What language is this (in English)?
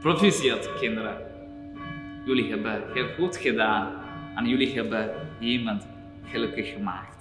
Dutch